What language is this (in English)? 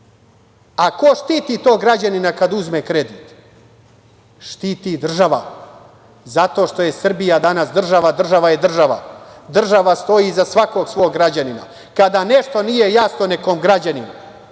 Serbian